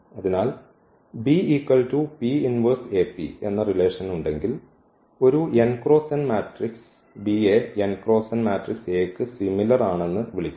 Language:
Malayalam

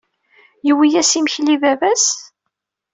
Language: Kabyle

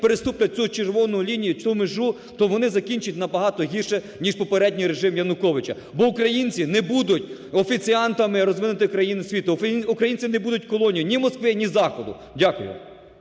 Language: Ukrainian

